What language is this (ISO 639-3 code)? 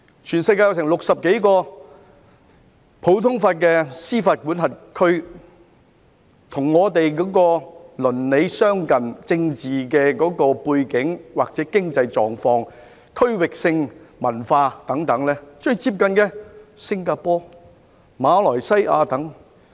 yue